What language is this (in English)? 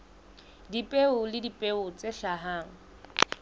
Southern Sotho